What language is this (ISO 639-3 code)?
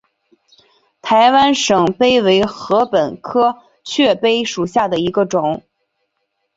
zho